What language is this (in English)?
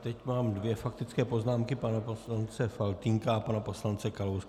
Czech